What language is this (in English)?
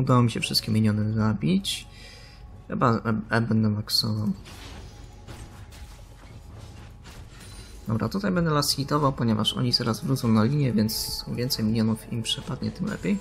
Polish